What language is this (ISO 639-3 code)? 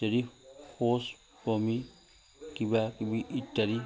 asm